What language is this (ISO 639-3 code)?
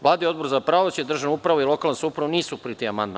srp